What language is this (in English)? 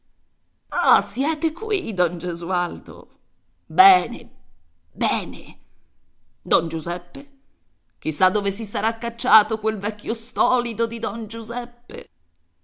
Italian